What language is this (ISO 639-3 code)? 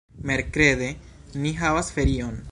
epo